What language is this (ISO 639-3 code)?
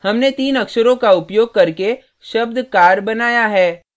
hin